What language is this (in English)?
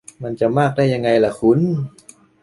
Thai